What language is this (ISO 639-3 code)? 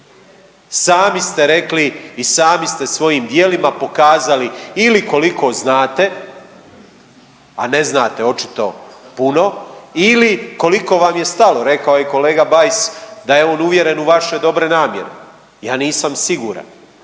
hrv